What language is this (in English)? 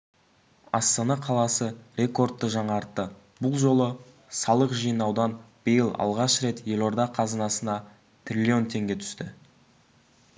Kazakh